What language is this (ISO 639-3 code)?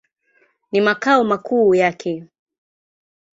swa